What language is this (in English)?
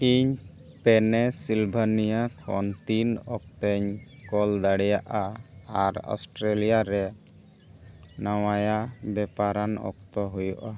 Santali